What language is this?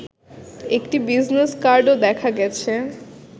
Bangla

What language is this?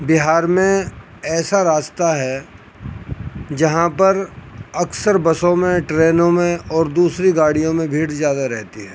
Urdu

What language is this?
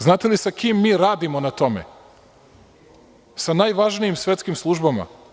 Serbian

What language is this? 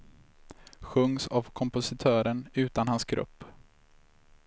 Swedish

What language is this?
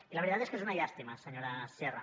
Catalan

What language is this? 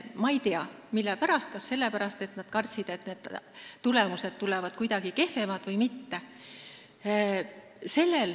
Estonian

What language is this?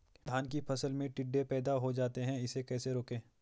Hindi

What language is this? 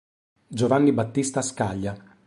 Italian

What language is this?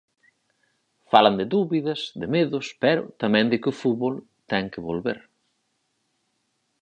Galician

